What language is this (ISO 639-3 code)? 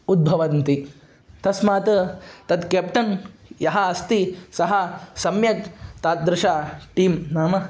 san